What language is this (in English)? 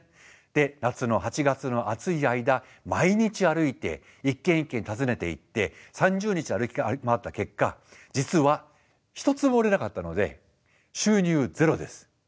Japanese